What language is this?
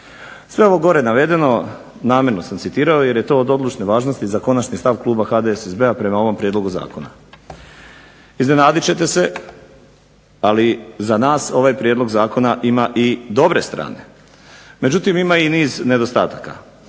Croatian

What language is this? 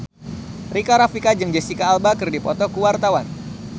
Sundanese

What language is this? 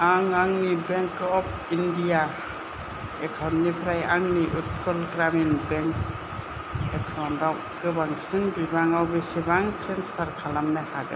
Bodo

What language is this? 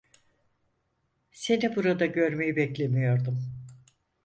Turkish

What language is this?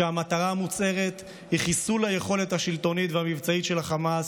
Hebrew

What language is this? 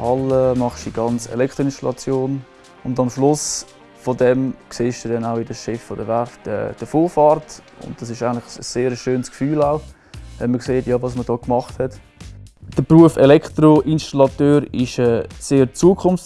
German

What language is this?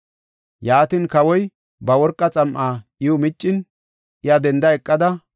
Gofa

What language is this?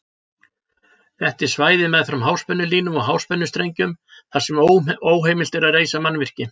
Icelandic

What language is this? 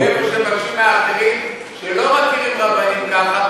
Hebrew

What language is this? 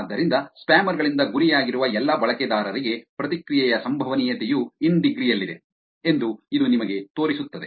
Kannada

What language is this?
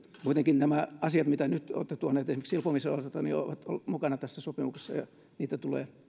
Finnish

